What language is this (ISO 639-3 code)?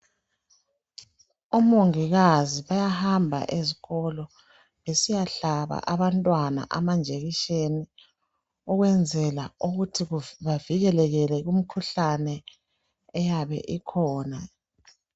nde